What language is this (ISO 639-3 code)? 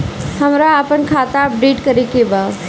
bho